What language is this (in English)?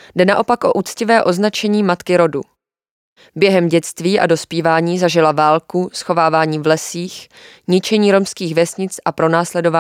Czech